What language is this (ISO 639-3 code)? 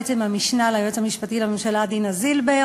heb